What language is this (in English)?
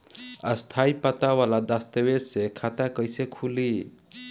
Bhojpuri